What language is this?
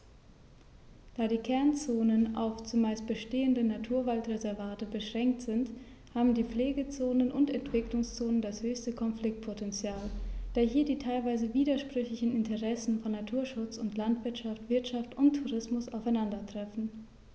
German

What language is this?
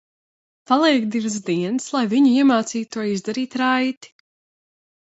Latvian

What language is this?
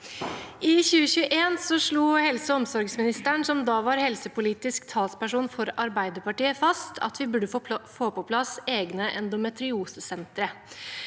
Norwegian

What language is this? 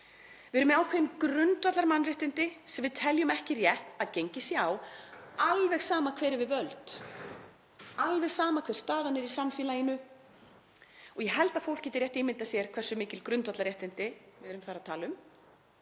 Icelandic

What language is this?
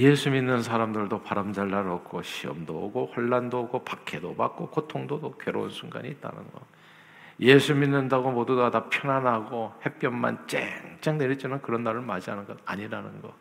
Korean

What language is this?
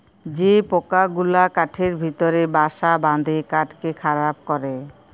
Bangla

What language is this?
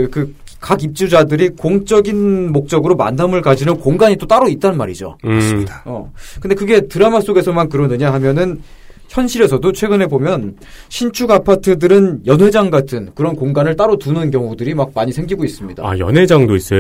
Korean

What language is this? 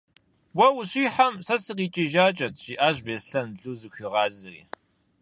Kabardian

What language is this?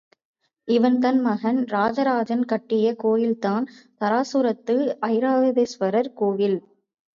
Tamil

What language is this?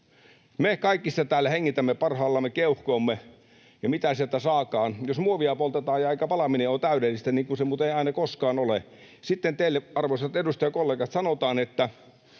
Finnish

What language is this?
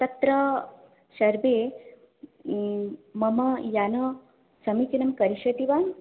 Sanskrit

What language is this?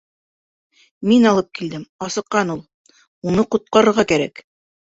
Bashkir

